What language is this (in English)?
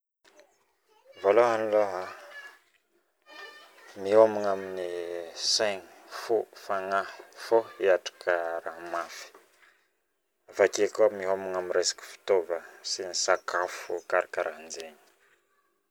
Northern Betsimisaraka Malagasy